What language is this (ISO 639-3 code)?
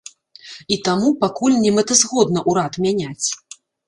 bel